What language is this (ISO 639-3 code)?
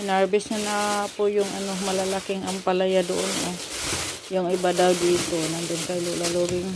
fil